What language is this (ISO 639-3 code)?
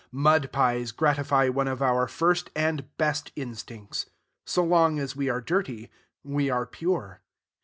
eng